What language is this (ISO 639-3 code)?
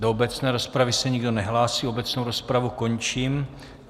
ces